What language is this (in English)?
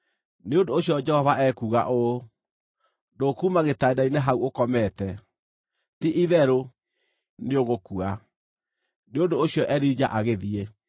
Kikuyu